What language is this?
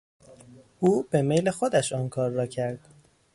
Persian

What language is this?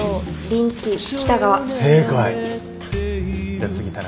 Japanese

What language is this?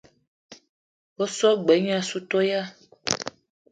Eton (Cameroon)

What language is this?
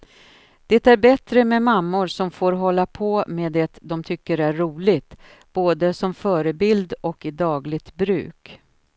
Swedish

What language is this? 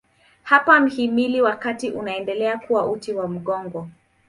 Swahili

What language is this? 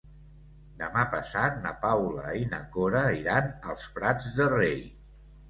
Catalan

